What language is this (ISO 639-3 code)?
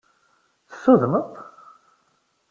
kab